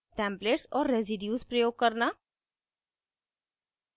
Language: Hindi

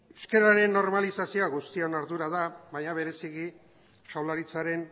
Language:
Basque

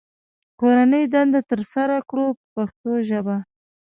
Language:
Pashto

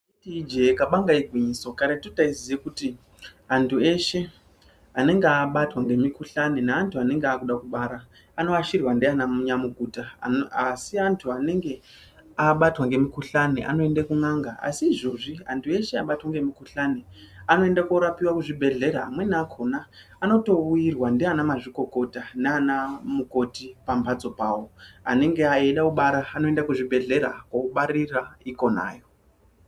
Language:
Ndau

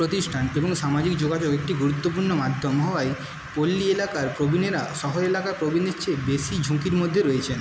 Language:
Bangla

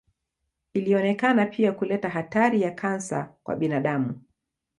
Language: Swahili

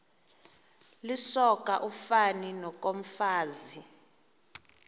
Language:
Xhosa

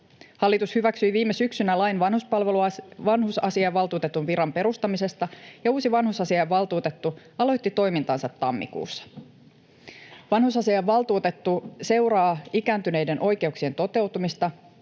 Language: Finnish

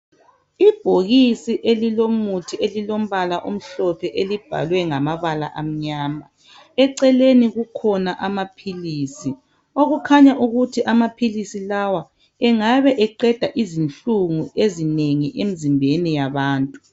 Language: North Ndebele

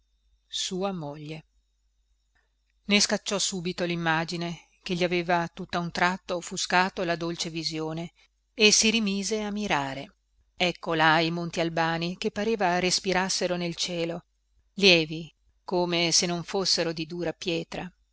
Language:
Italian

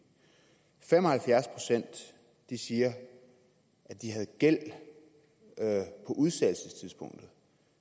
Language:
Danish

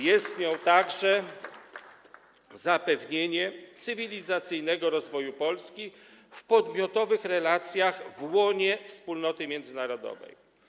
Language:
Polish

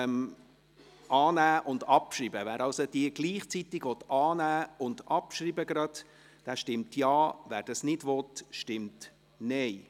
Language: Swiss German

